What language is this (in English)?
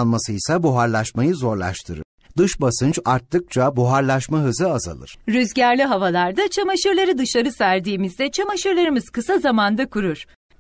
Turkish